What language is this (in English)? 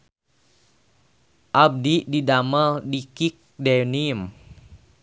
Sundanese